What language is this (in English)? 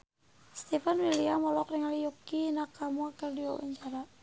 Sundanese